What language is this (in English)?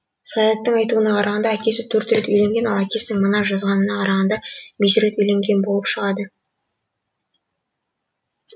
Kazakh